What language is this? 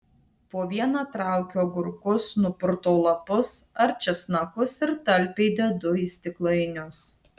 Lithuanian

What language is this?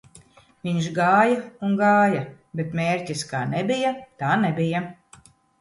Latvian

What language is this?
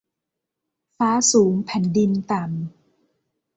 Thai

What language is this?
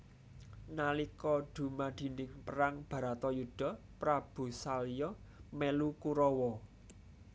Javanese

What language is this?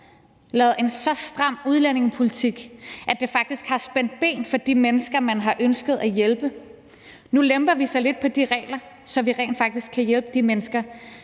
Danish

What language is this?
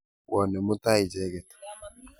Kalenjin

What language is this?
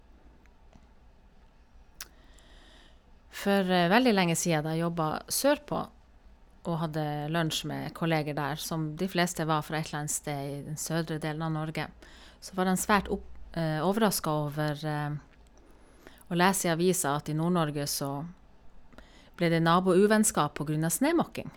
Norwegian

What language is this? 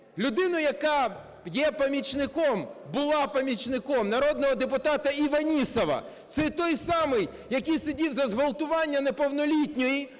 Ukrainian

